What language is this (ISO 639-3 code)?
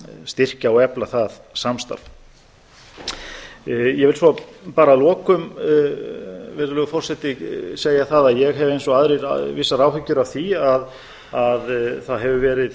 isl